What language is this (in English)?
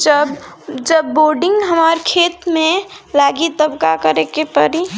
Bhojpuri